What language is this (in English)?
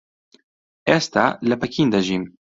Central Kurdish